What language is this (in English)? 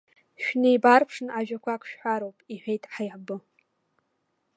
Abkhazian